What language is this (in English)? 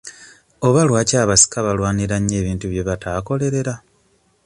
Ganda